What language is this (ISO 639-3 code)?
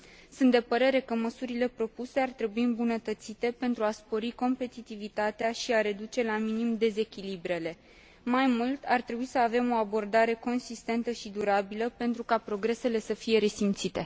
ron